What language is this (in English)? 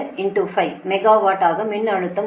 Tamil